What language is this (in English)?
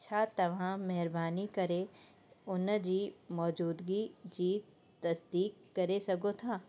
Sindhi